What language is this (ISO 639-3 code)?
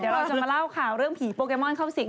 tha